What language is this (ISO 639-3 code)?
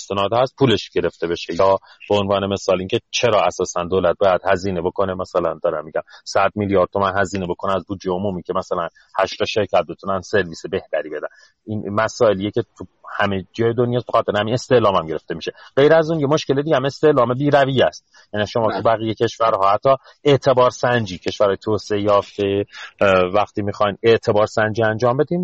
fas